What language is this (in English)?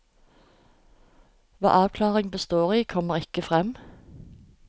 Norwegian